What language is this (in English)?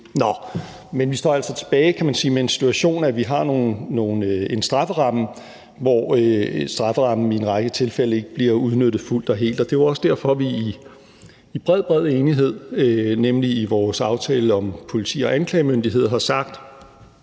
Danish